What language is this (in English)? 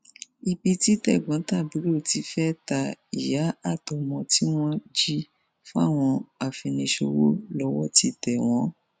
Yoruba